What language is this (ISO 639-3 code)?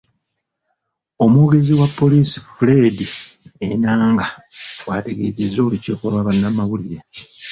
lug